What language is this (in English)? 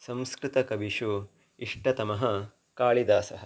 Sanskrit